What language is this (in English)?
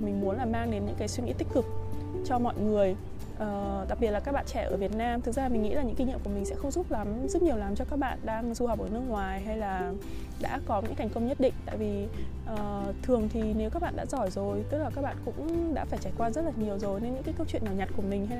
Vietnamese